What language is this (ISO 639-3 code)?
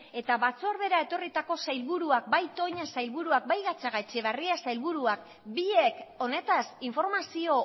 eus